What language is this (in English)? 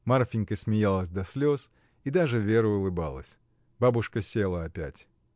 Russian